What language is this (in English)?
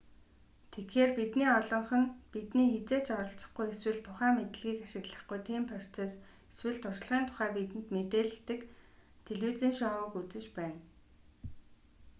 Mongolian